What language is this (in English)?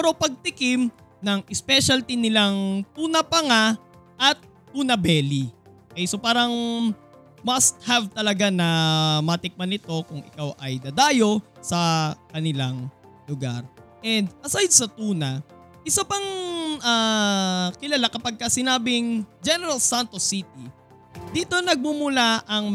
Filipino